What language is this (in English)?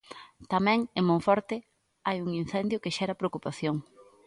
Galician